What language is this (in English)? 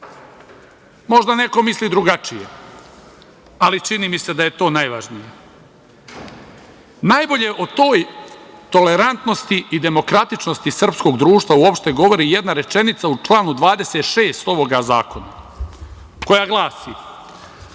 Serbian